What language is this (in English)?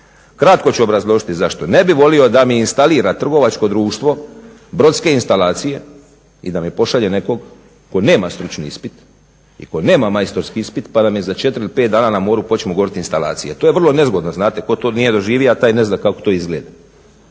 Croatian